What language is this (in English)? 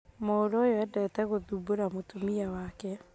Kikuyu